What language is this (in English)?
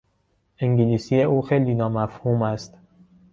Persian